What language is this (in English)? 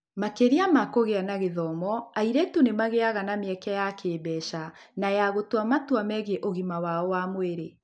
Kikuyu